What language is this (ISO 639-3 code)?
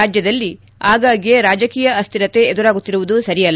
kan